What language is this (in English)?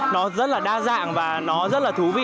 Vietnamese